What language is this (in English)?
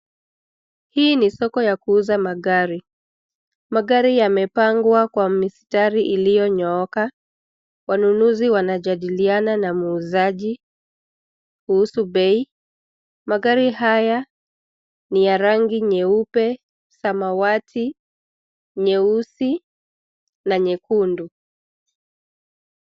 Swahili